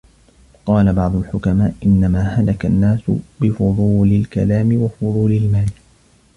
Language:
Arabic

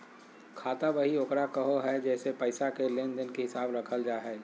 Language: Magahi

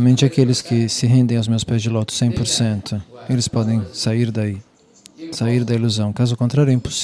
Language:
Portuguese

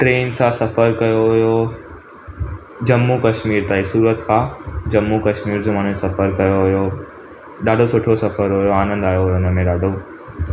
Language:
Sindhi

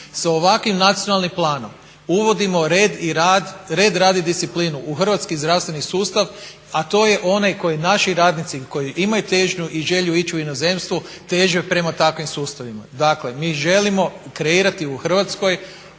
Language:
Croatian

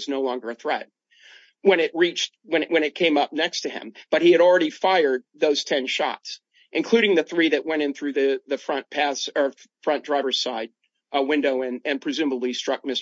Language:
English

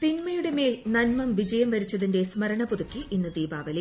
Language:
Malayalam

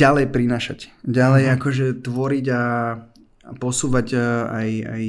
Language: Slovak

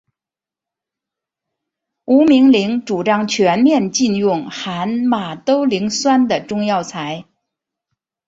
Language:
Chinese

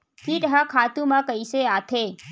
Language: Chhattisgarhi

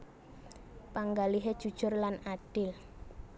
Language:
Javanese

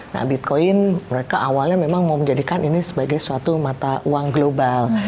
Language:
Indonesian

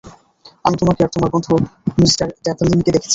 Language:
Bangla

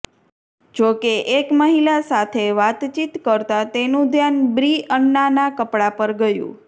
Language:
Gujarati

